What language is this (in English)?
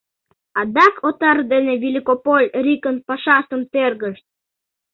Mari